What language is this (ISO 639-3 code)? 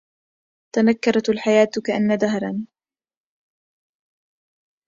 ara